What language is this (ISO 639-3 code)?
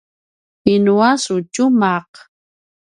pwn